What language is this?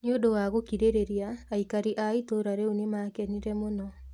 Kikuyu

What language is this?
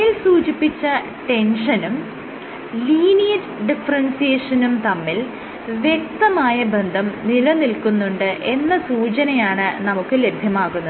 Malayalam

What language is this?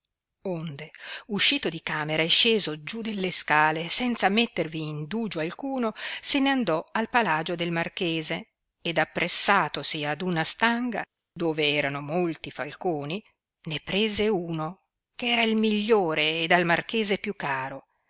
Italian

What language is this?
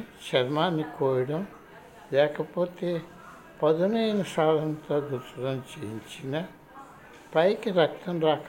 Telugu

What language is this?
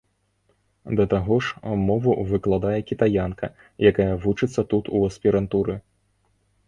Belarusian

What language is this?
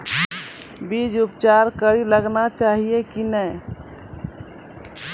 Maithili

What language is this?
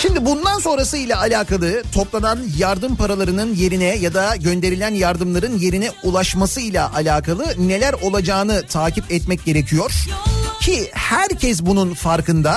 Turkish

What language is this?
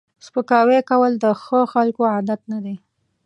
Pashto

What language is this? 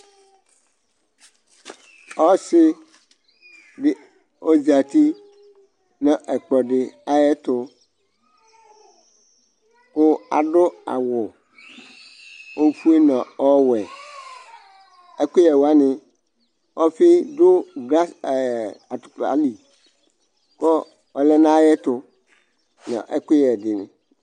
Ikposo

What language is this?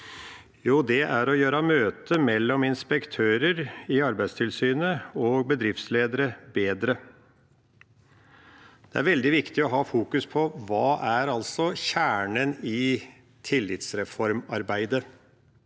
Norwegian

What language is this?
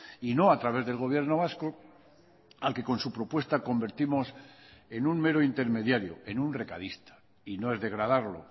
Spanish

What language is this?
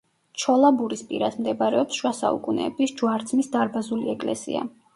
Georgian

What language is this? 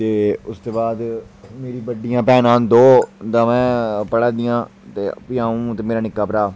Dogri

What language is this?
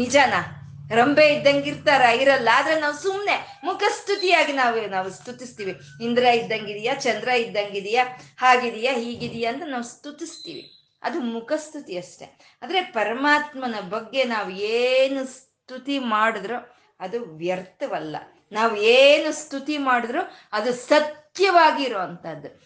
Kannada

